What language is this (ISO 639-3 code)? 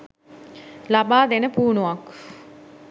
sin